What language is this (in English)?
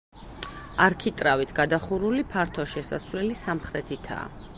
Georgian